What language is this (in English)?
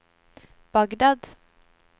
Norwegian